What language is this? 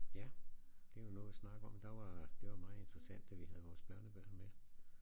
Danish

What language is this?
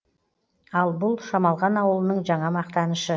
Kazakh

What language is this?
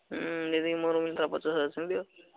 Odia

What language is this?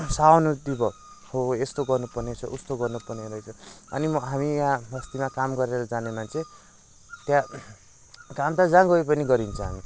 Nepali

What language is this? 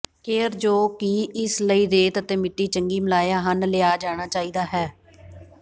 Punjabi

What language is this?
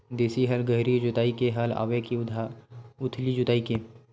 Chhattisgarhi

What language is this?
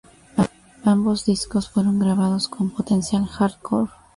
Spanish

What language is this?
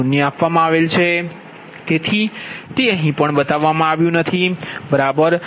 Gujarati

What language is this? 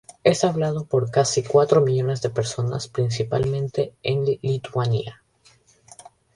Spanish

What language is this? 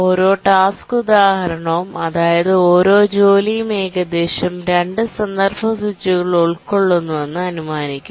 Malayalam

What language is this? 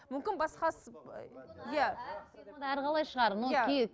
Kazakh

